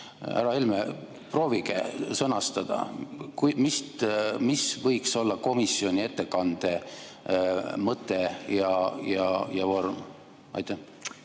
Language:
Estonian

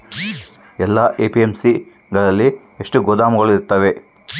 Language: Kannada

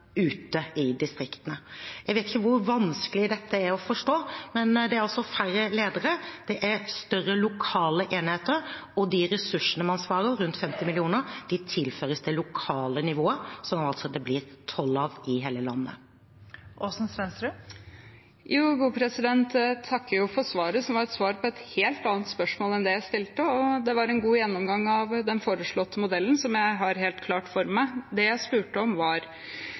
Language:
Norwegian Bokmål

